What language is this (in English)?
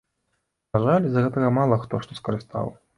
Belarusian